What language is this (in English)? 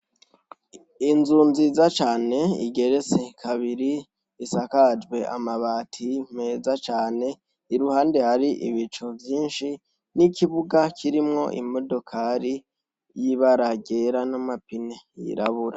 Rundi